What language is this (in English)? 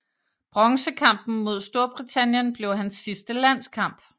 Danish